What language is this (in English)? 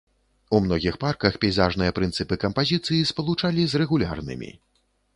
Belarusian